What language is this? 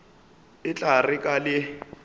Northern Sotho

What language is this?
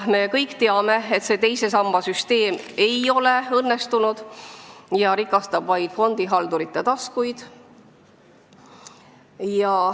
Estonian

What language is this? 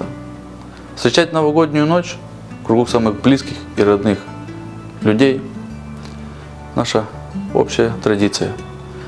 Russian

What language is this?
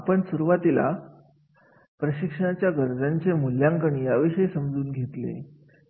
Marathi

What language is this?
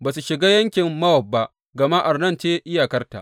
Hausa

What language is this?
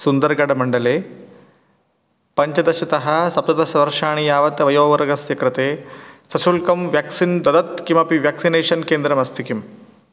Sanskrit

